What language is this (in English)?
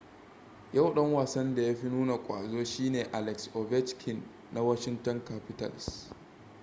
Hausa